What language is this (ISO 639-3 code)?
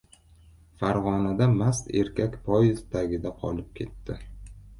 uzb